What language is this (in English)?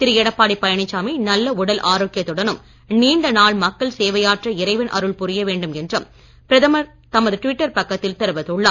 Tamil